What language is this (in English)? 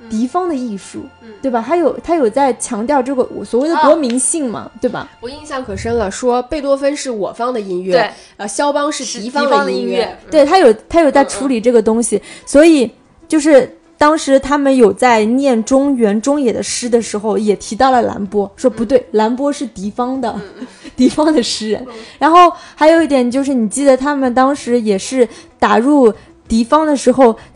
Chinese